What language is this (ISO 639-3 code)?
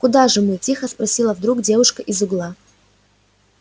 rus